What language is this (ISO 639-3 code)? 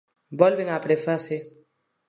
glg